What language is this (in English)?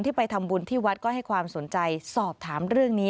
Thai